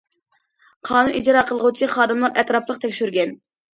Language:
Uyghur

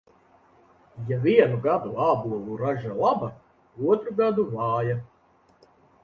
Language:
Latvian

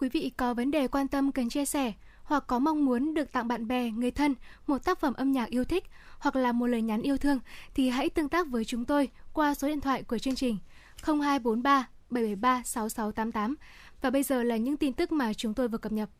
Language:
Vietnamese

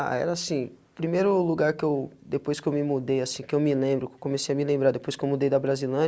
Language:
Portuguese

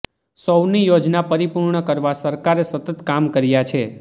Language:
Gujarati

